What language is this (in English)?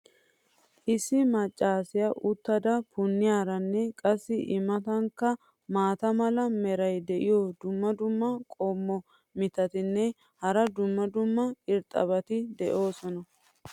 Wolaytta